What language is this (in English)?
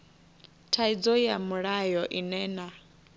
Venda